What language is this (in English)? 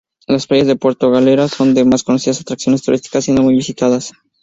Spanish